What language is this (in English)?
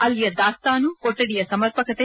Kannada